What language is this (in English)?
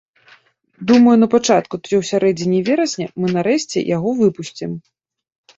Belarusian